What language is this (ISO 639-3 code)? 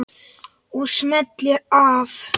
isl